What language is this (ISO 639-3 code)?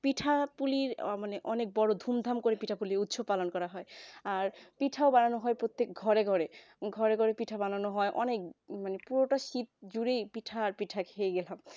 ben